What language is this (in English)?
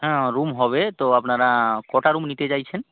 Bangla